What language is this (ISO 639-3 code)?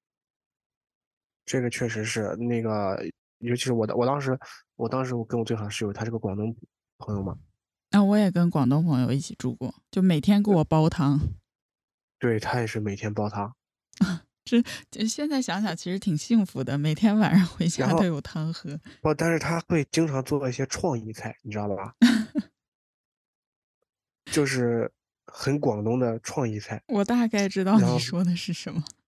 zho